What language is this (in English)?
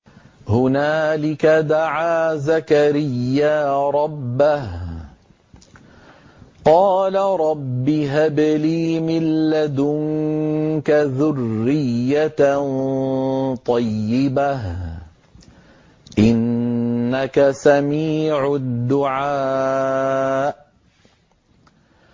Arabic